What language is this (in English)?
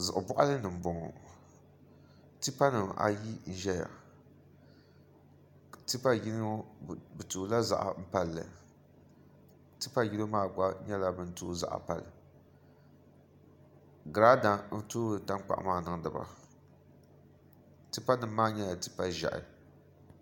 Dagbani